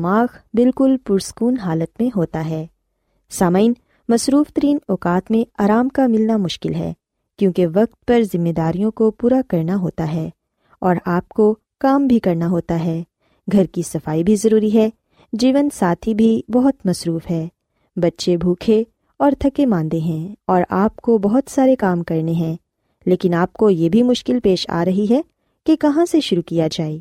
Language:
Urdu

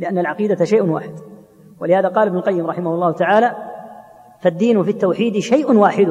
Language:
Arabic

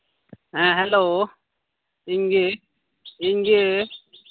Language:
Santali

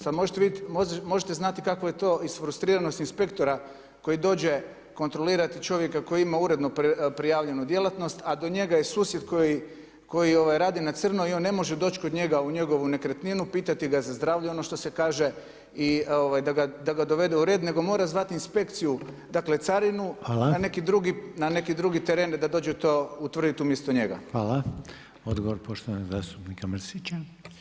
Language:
Croatian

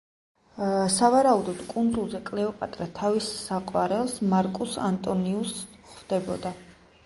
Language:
Georgian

